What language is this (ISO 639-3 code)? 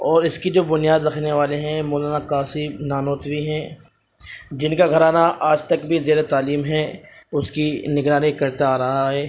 urd